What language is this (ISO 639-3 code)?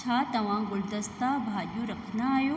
snd